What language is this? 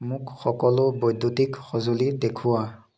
Assamese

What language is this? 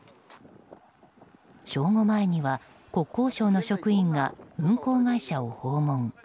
Japanese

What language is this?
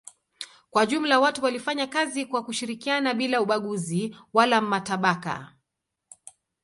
Swahili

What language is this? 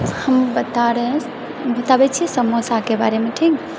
Maithili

